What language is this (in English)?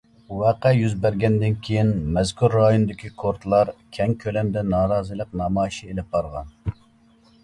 Uyghur